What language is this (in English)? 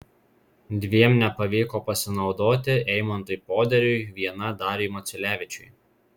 Lithuanian